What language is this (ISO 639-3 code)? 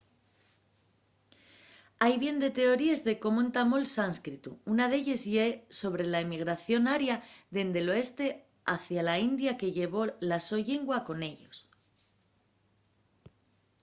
ast